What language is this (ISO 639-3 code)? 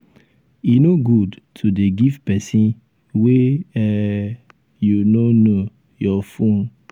pcm